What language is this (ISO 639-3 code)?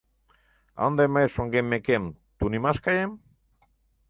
chm